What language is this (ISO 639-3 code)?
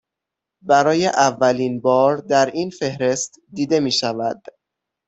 fas